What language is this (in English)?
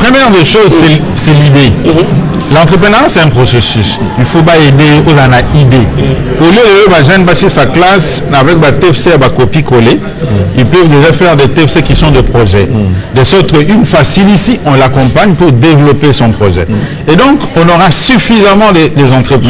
French